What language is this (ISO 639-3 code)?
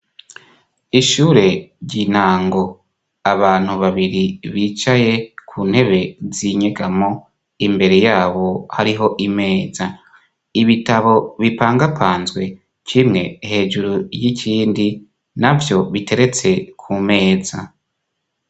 run